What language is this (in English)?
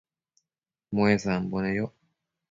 Matsés